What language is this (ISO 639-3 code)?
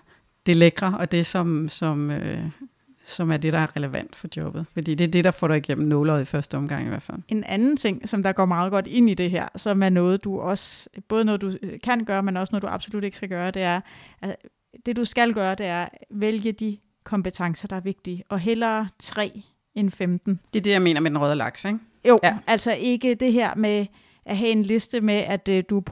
dan